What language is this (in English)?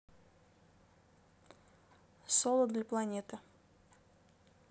Russian